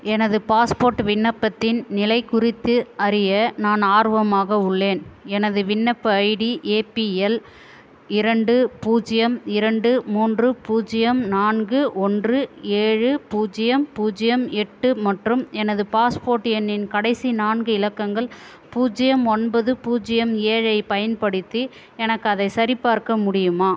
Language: Tamil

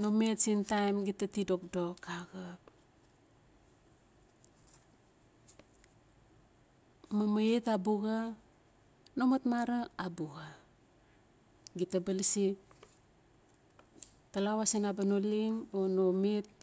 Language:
Notsi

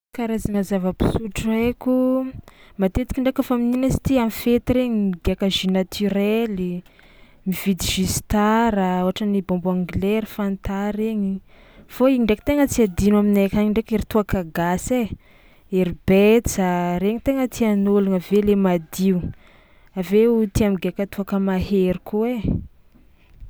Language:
Tsimihety Malagasy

